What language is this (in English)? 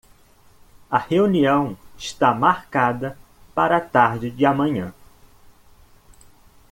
Portuguese